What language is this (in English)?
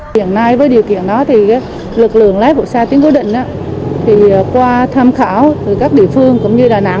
Vietnamese